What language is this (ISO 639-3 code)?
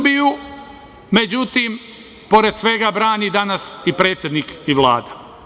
srp